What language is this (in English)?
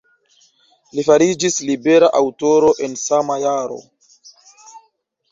Esperanto